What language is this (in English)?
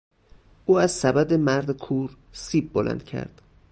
Persian